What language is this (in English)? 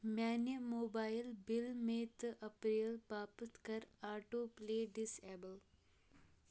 Kashmiri